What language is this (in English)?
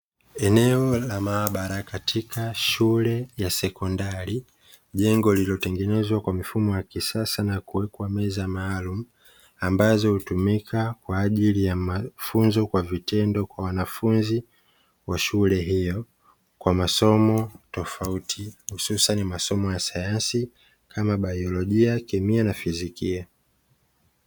Swahili